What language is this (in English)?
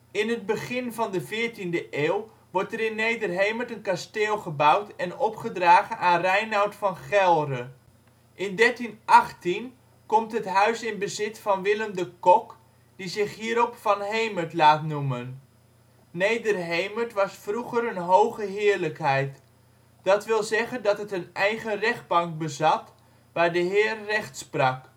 Dutch